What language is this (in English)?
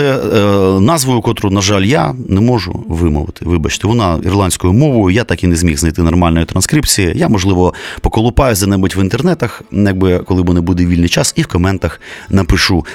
Ukrainian